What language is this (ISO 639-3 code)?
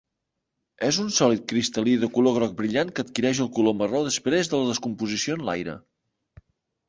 cat